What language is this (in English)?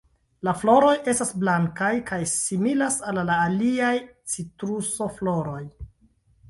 Esperanto